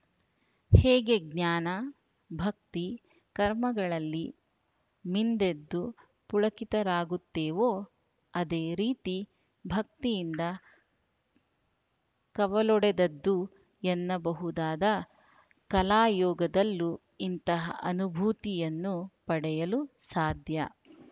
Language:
Kannada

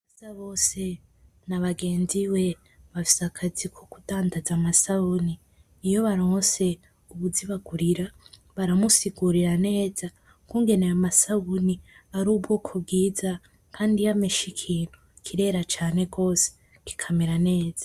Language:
Rundi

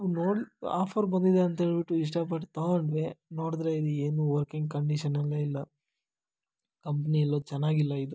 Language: Kannada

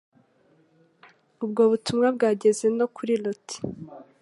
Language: Kinyarwanda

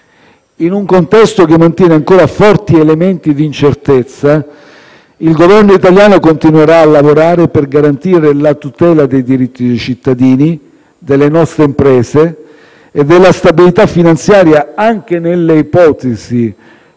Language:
Italian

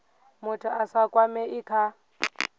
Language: Venda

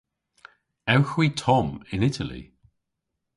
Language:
Cornish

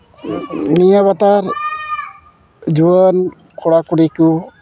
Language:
Santali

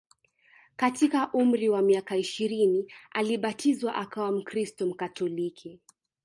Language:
Swahili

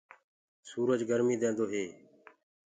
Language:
Gurgula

